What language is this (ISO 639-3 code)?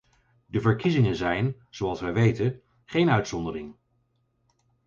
nld